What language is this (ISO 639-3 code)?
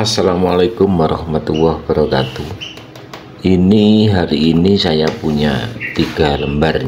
ind